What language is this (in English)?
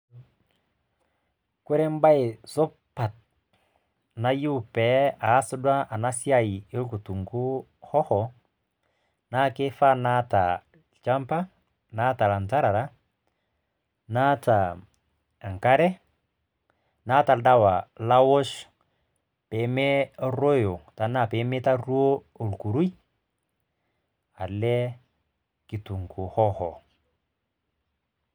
Masai